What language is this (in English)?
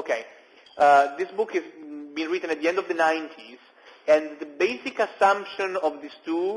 English